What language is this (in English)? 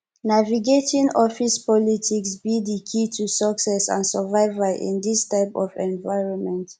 Nigerian Pidgin